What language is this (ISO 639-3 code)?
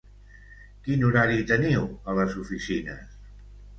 cat